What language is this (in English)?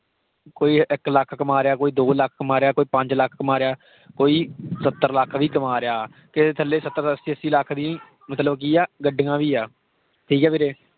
Punjabi